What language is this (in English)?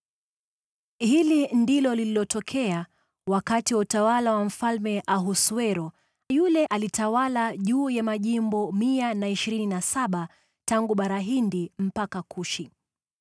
Swahili